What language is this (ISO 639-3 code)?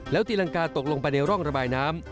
tha